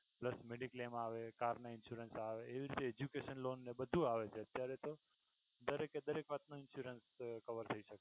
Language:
Gujarati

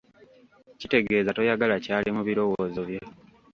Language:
Ganda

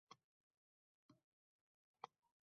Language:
Uzbek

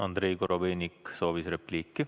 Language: Estonian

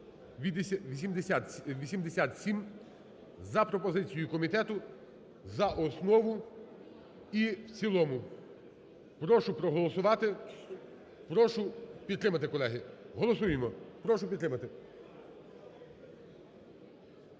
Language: Ukrainian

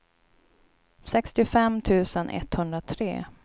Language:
Swedish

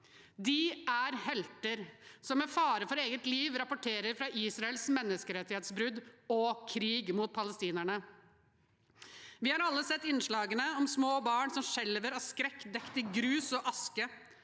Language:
Norwegian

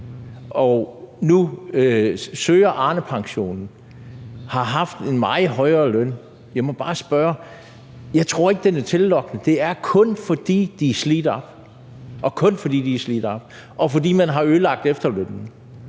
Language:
Danish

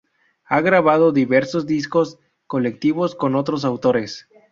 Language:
Spanish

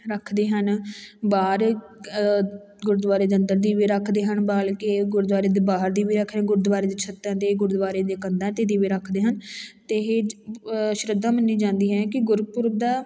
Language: Punjabi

